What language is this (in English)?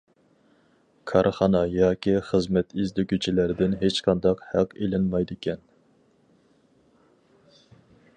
Uyghur